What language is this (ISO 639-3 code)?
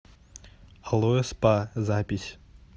rus